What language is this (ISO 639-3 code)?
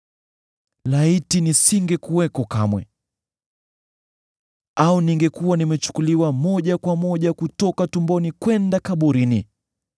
swa